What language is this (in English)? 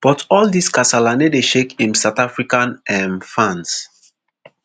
Nigerian Pidgin